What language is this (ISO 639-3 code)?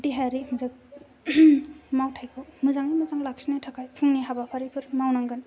brx